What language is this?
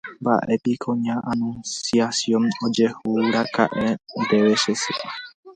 Guarani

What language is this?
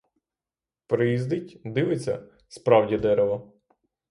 Ukrainian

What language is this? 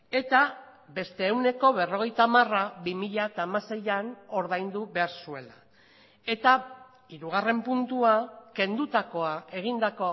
Basque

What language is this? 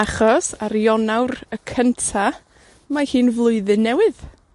Welsh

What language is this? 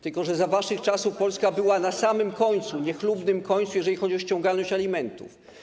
Polish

